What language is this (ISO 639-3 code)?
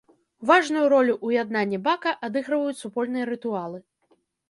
bel